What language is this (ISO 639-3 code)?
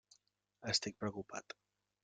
cat